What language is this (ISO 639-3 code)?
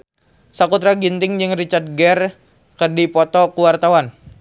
sun